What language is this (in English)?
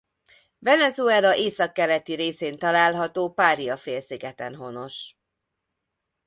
Hungarian